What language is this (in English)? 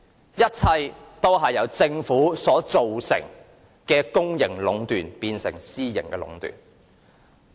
Cantonese